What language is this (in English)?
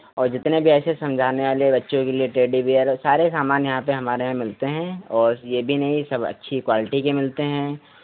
Hindi